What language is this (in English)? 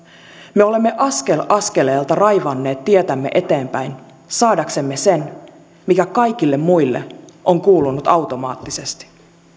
Finnish